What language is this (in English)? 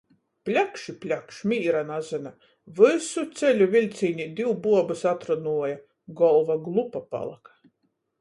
Latgalian